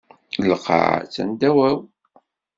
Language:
Kabyle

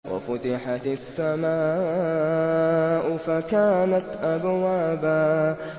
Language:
Arabic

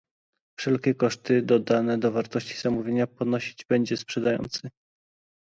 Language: Polish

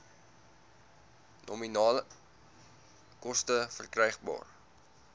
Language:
Afrikaans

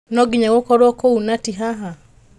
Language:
Kikuyu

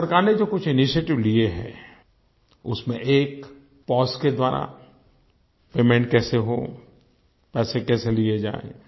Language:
Hindi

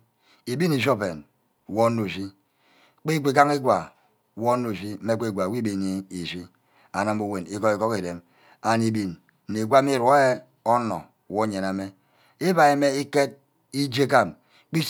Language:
Ubaghara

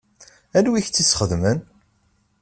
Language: Kabyle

